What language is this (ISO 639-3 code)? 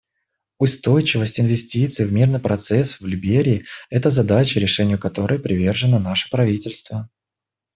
rus